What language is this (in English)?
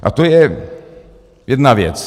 Czech